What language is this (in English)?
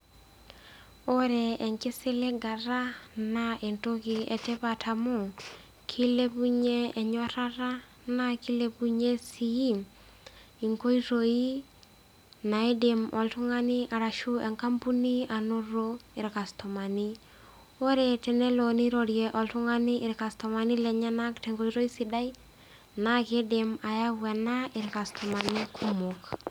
Masai